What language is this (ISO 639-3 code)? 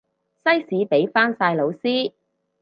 yue